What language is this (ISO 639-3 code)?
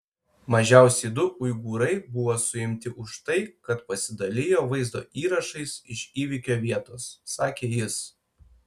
lit